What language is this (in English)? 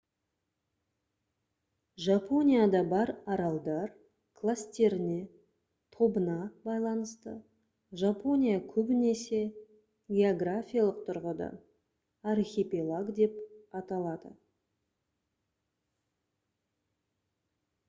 Kazakh